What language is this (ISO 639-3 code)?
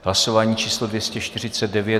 ces